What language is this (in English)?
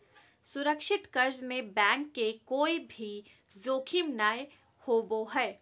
Magahi